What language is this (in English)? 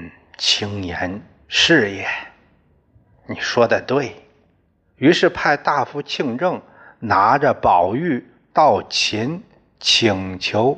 Chinese